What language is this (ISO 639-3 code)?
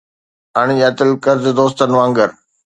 snd